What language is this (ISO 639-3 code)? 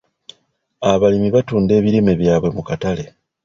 lug